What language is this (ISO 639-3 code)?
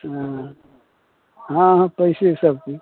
mai